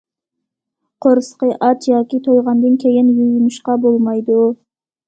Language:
Uyghur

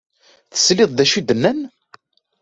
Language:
Kabyle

